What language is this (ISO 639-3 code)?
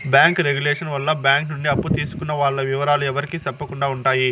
tel